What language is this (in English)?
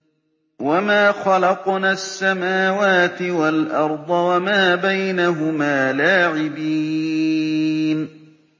Arabic